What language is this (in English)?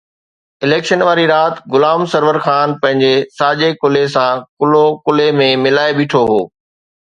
Sindhi